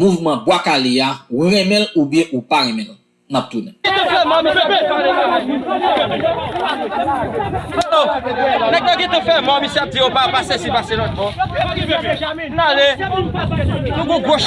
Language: French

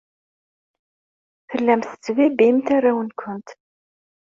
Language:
Kabyle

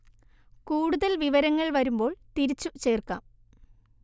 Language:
Malayalam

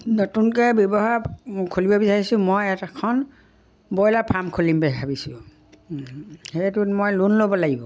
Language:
Assamese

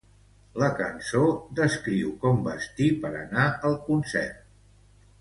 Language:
Catalan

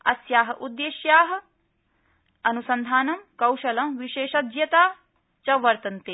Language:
Sanskrit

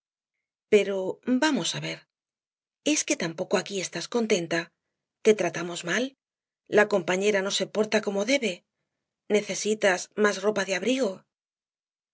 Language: Spanish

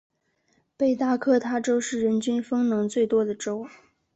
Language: Chinese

